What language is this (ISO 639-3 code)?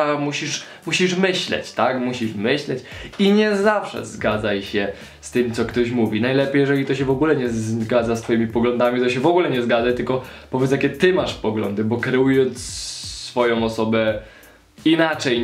pol